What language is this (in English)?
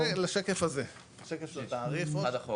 Hebrew